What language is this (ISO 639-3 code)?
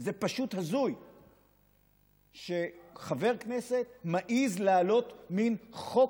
heb